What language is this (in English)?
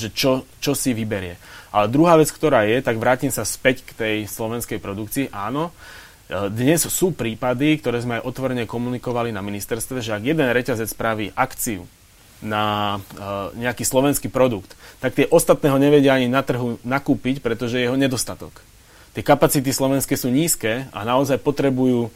Slovak